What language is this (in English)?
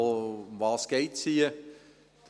Swiss German